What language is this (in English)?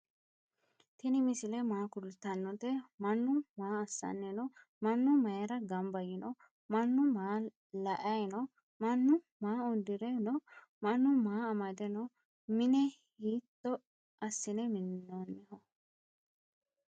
Sidamo